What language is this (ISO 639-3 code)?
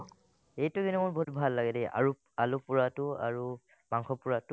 asm